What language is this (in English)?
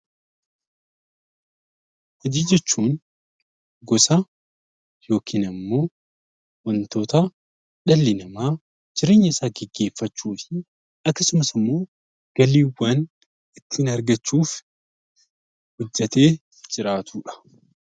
Oromo